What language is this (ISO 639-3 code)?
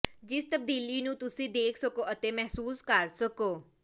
pan